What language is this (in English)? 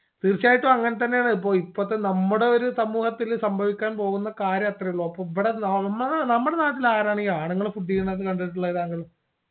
Malayalam